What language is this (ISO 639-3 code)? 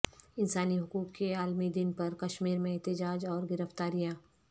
urd